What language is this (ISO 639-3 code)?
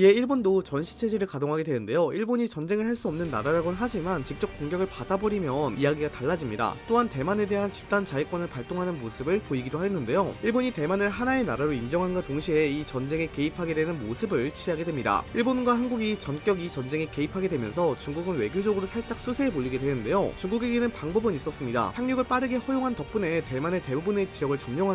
kor